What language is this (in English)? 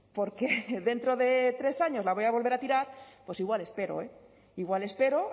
Spanish